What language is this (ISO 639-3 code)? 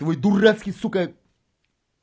rus